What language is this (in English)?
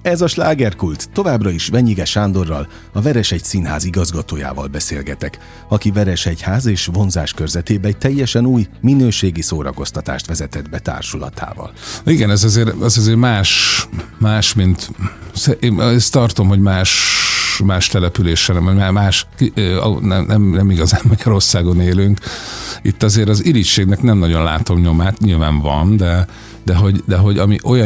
Hungarian